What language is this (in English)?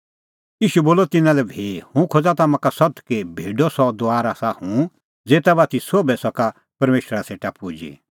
Kullu Pahari